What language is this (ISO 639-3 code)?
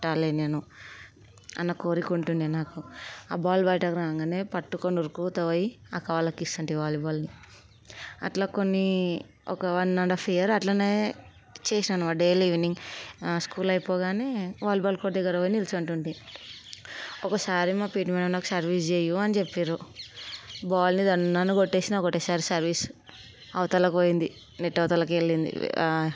tel